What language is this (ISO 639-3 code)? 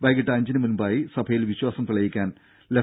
mal